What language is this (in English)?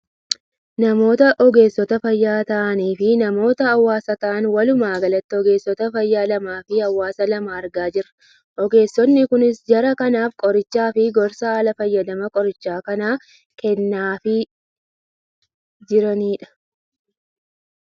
Oromo